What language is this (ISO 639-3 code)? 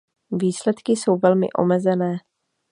ces